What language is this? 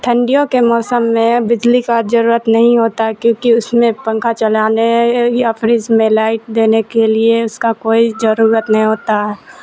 Urdu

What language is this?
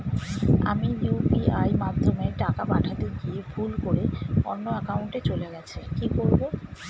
Bangla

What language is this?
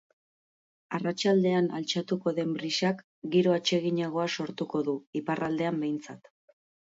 Basque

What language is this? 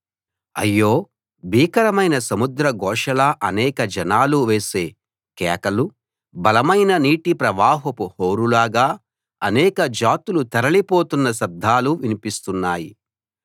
Telugu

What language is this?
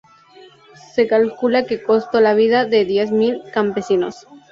Spanish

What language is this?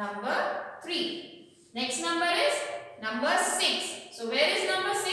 English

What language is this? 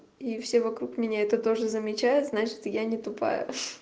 Russian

